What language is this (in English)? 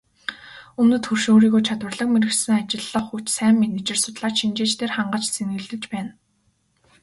Mongolian